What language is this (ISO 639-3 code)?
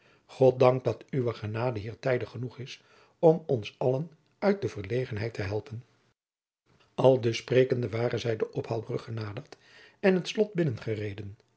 nld